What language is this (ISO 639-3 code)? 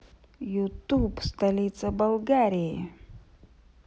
rus